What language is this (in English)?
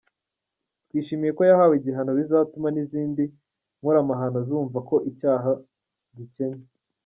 Kinyarwanda